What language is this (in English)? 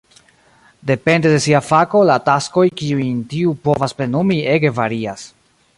Esperanto